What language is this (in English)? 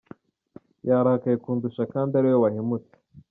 Kinyarwanda